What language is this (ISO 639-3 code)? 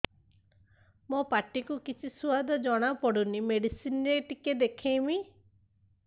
ori